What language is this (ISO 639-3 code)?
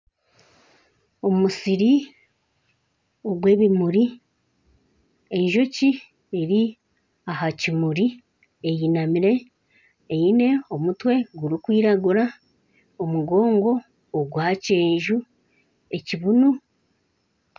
nyn